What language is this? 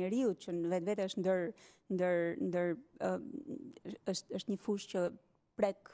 Romanian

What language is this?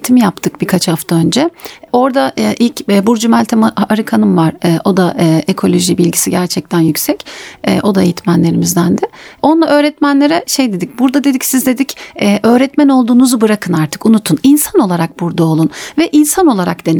Turkish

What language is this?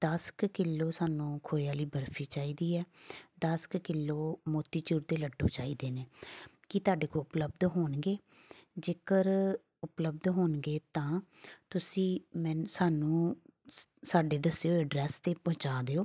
Punjabi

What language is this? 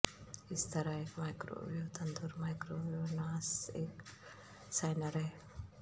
Urdu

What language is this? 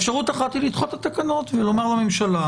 Hebrew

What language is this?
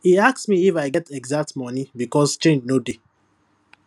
Nigerian Pidgin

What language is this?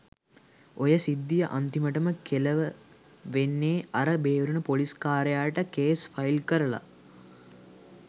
Sinhala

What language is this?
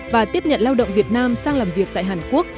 Vietnamese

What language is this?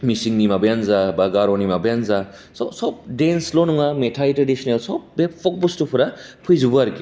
Bodo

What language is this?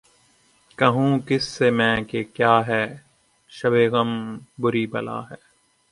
Urdu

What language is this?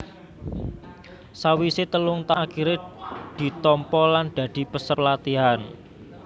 Javanese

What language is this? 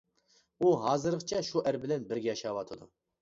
Uyghur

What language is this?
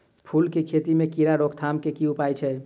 Maithili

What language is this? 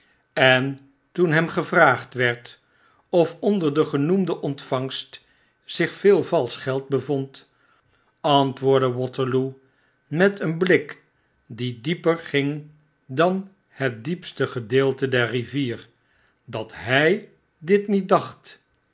Dutch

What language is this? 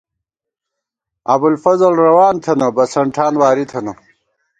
Gawar-Bati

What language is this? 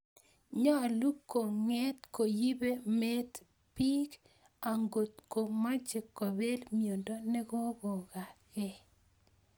Kalenjin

